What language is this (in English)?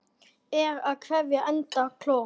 Icelandic